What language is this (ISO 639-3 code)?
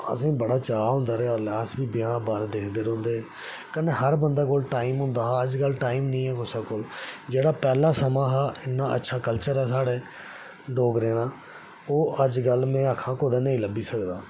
doi